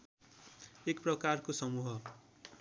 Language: Nepali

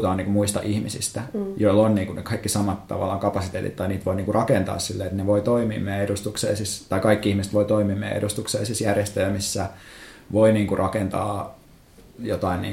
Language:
Finnish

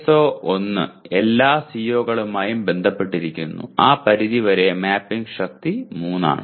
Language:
Malayalam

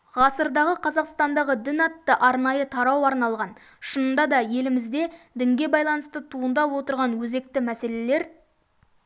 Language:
Kazakh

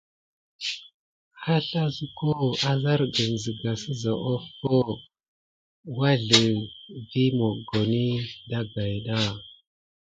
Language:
Gidar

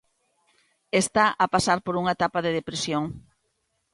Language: Galician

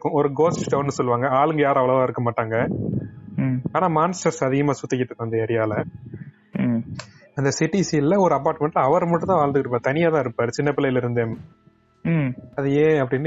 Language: Tamil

